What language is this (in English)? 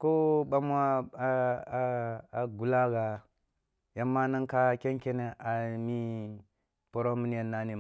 Kulung (Nigeria)